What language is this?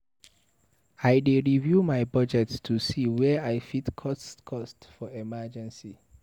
Nigerian Pidgin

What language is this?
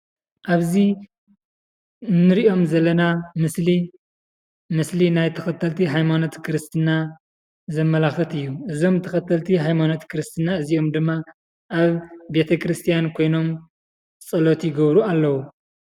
Tigrinya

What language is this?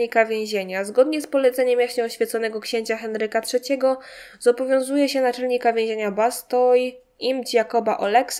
Polish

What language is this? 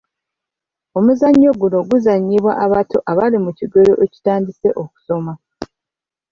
Ganda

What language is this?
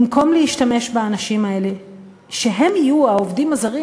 Hebrew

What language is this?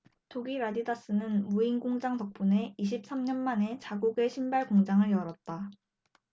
Korean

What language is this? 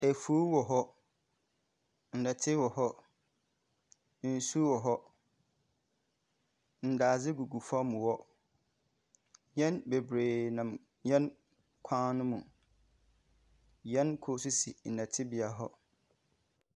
Akan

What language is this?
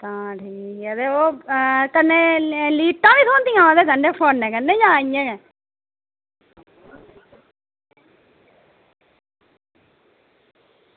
Dogri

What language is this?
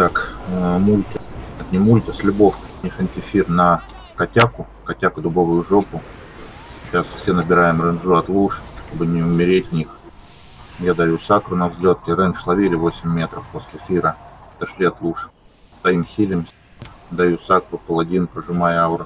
Russian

